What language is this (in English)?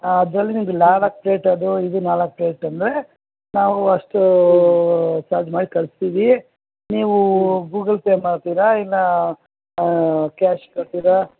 Kannada